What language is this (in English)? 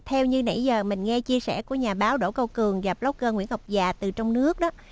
Vietnamese